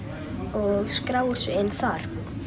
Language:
Icelandic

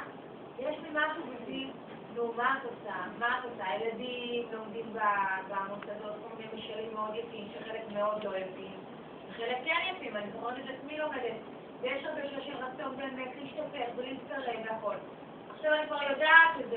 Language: Hebrew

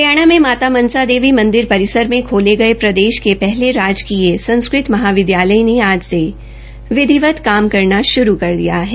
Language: Hindi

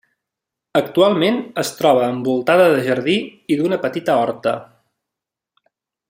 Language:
Catalan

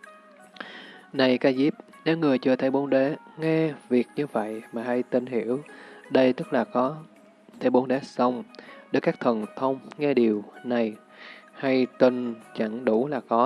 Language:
Vietnamese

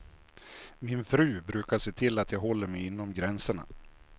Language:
Swedish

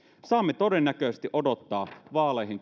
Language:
Finnish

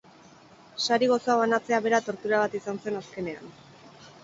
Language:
Basque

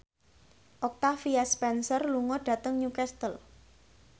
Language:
Javanese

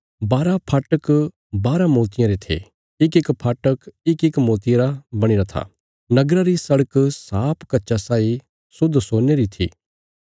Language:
Bilaspuri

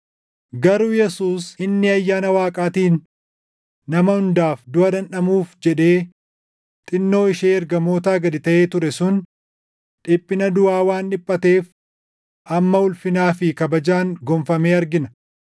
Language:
Oromo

